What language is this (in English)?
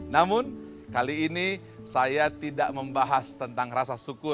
Indonesian